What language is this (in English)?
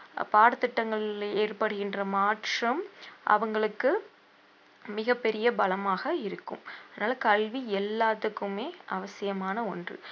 Tamil